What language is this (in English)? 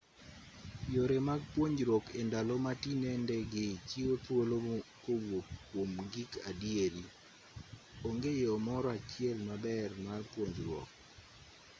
Luo (Kenya and Tanzania)